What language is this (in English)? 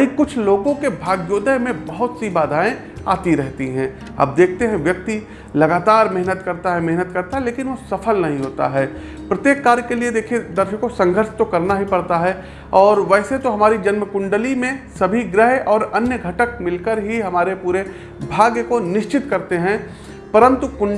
Hindi